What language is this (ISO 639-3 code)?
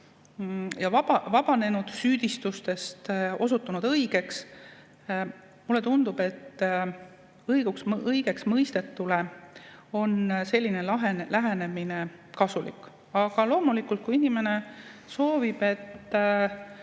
est